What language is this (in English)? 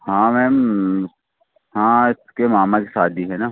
Hindi